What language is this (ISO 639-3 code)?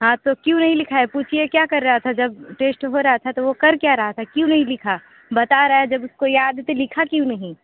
hin